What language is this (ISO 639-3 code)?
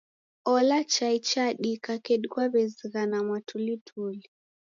dav